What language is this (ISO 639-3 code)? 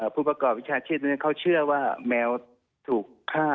tha